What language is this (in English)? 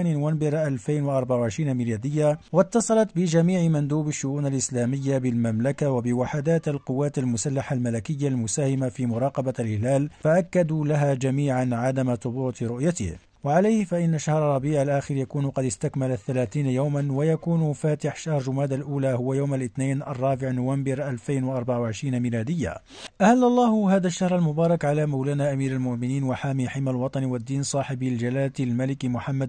Arabic